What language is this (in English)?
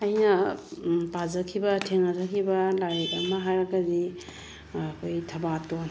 Manipuri